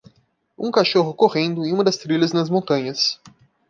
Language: Portuguese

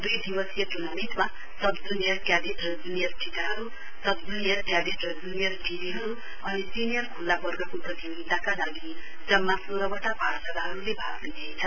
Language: Nepali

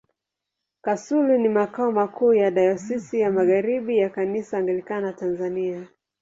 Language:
Swahili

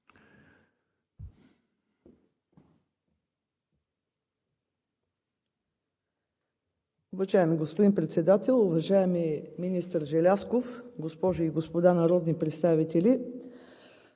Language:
Bulgarian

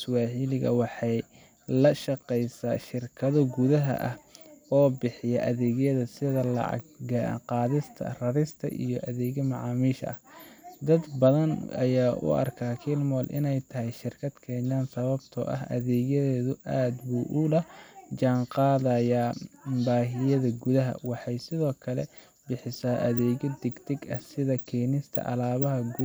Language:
Somali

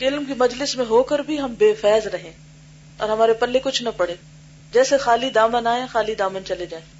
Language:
Urdu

